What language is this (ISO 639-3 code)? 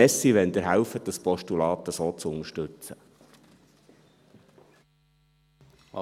gsw